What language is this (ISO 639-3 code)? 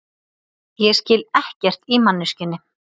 isl